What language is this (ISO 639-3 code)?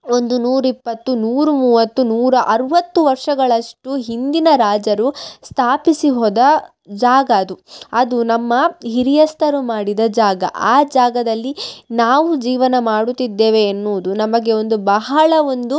kan